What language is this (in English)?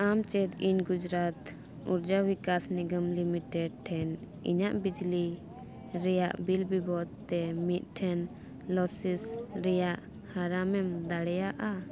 Santali